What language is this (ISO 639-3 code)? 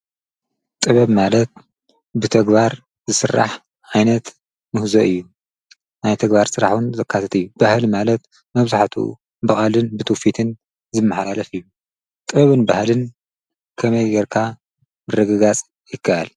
tir